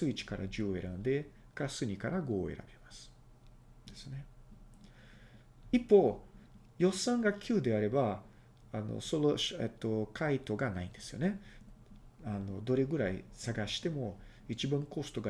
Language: Japanese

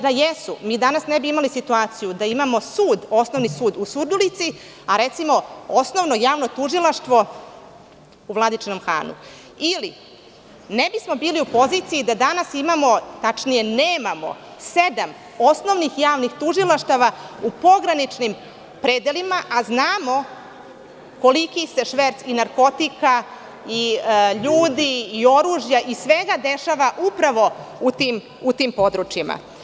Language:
Serbian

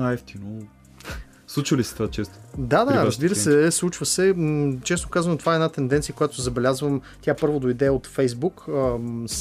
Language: Bulgarian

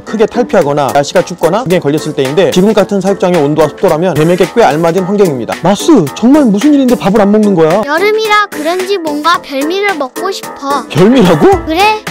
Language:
Korean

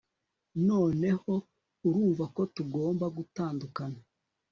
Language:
Kinyarwanda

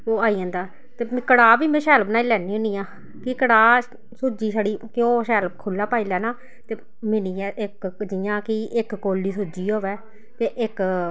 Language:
Dogri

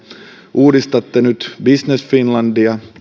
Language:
Finnish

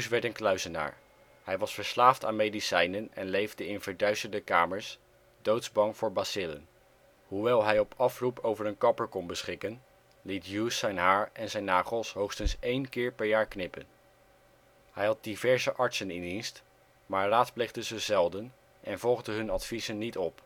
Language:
Dutch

